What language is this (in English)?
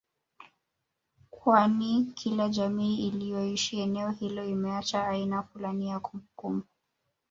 Swahili